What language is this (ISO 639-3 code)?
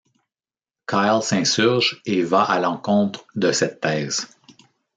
fra